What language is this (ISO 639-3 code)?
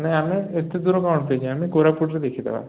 ori